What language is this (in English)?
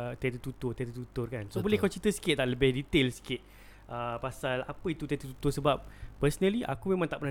Malay